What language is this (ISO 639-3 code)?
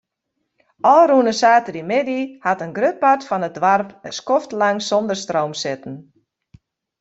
fry